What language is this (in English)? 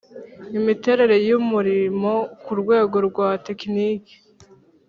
Kinyarwanda